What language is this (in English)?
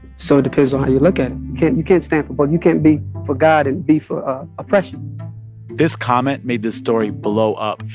English